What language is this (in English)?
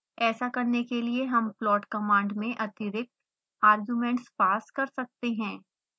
Hindi